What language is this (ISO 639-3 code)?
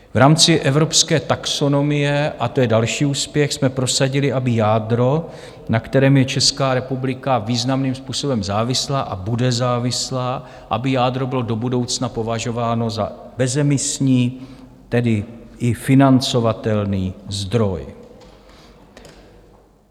ces